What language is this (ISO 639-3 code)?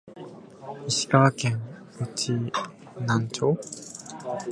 jpn